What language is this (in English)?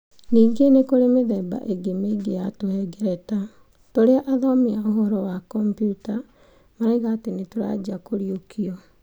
Kikuyu